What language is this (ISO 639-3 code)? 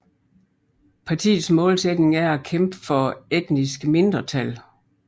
dan